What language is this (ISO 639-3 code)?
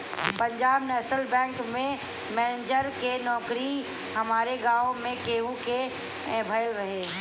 bho